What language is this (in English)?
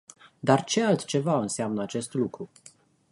Romanian